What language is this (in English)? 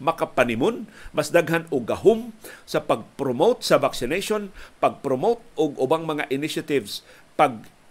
Filipino